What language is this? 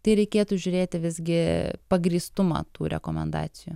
Lithuanian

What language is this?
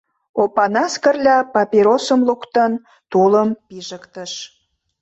Mari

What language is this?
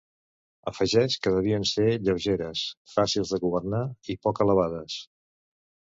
Catalan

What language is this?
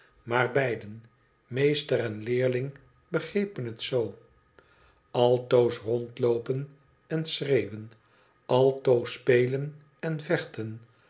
Dutch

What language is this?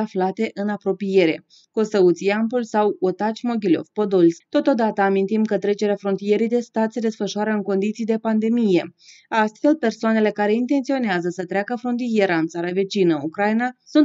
Romanian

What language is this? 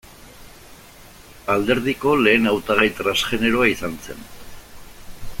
Basque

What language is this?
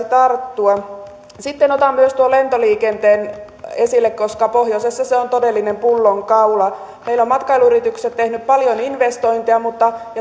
Finnish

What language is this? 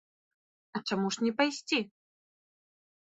Belarusian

